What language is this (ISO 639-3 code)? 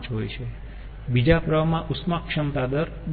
guj